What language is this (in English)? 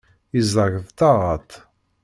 Kabyle